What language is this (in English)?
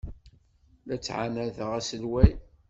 Kabyle